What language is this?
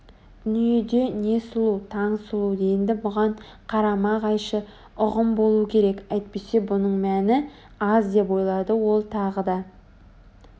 Kazakh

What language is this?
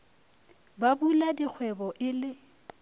Northern Sotho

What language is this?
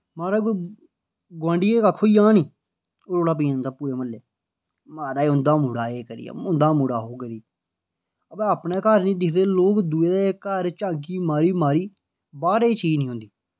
Dogri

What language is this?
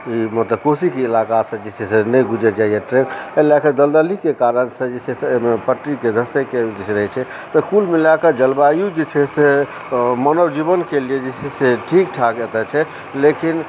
Maithili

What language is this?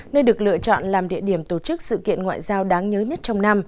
Vietnamese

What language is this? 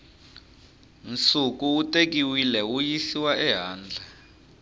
Tsonga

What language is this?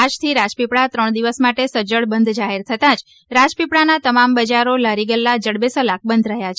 Gujarati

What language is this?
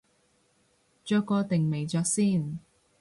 Cantonese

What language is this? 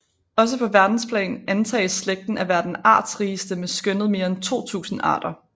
Danish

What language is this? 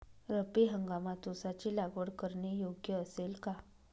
Marathi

